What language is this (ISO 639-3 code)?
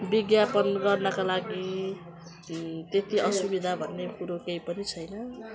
nep